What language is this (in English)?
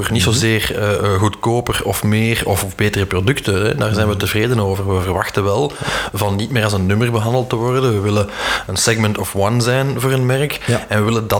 Dutch